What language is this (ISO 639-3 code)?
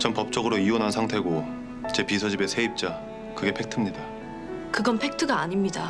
kor